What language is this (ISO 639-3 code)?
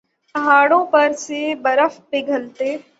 urd